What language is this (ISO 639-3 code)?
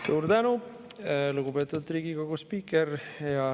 est